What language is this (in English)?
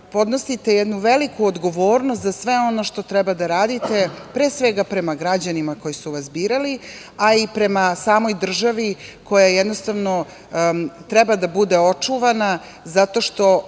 Serbian